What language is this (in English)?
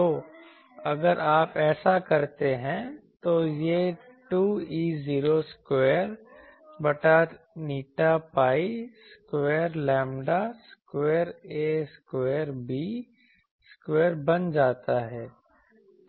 Hindi